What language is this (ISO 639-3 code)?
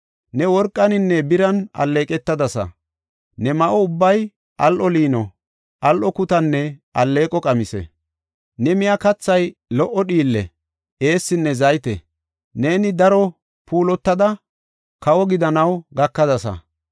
gof